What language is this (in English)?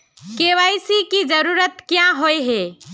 Magahi